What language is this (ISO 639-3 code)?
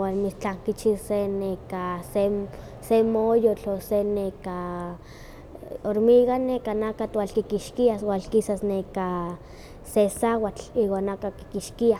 nhq